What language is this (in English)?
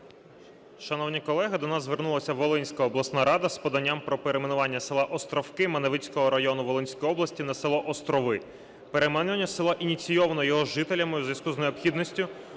Ukrainian